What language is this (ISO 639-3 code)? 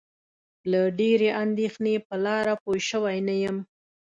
pus